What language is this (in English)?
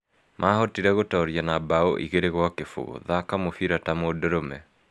Kikuyu